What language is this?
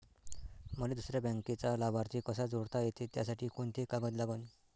Marathi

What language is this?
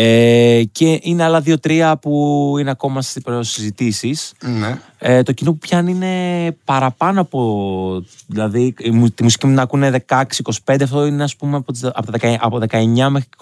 Greek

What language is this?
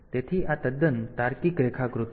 Gujarati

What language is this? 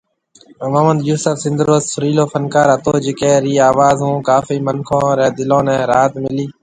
Marwari (Pakistan)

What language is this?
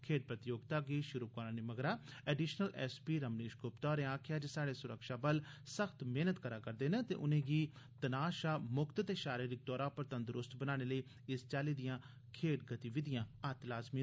Dogri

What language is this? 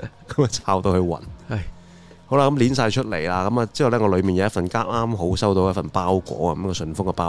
Chinese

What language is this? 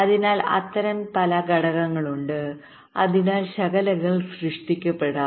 Malayalam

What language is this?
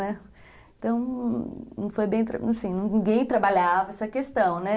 Portuguese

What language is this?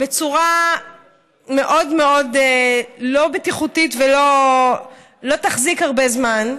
Hebrew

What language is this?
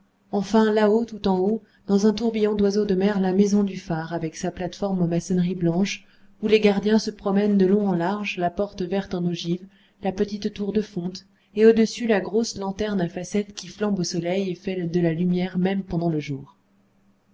French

